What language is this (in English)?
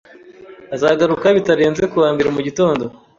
Kinyarwanda